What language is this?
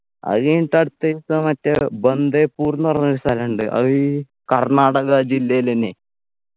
Malayalam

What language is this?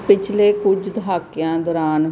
Punjabi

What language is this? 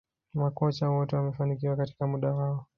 Swahili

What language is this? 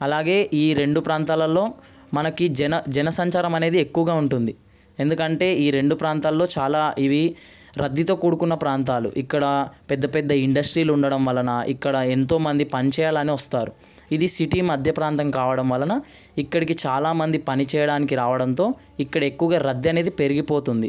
Telugu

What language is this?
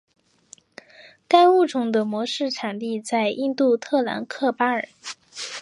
Chinese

